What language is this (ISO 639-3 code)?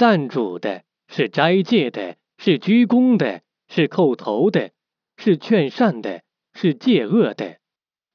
zho